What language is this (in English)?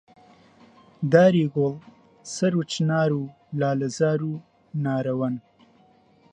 Central Kurdish